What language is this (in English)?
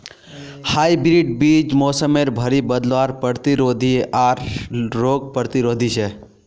Magahi